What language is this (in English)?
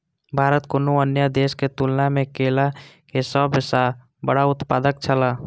Maithili